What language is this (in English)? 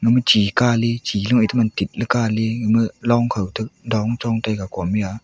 Wancho Naga